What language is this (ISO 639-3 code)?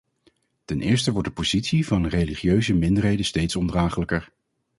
nld